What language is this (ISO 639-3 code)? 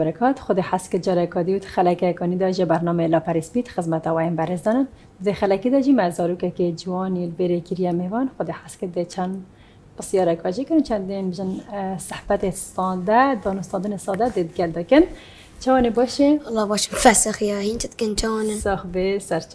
ara